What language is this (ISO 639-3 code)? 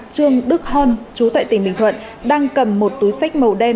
vie